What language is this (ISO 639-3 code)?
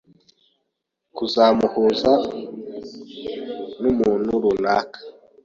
kin